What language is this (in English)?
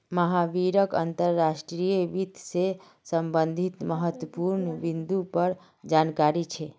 Magahi